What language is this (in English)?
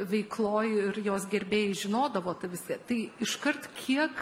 Lithuanian